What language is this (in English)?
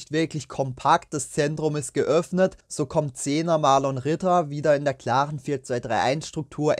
German